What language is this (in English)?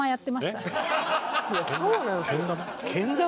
Japanese